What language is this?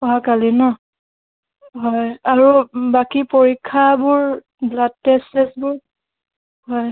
Assamese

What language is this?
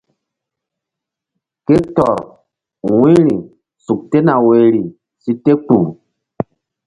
Mbum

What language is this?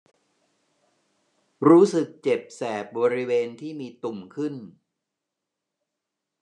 Thai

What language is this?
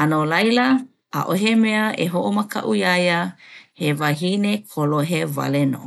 Hawaiian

